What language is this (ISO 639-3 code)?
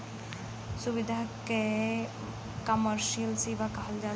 bho